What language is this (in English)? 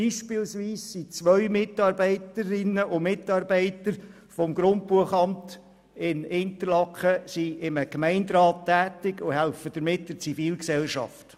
Swiss German